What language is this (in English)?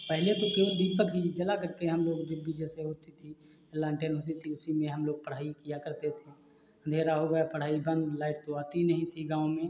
Hindi